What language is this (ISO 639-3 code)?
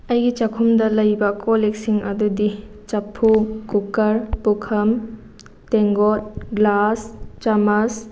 mni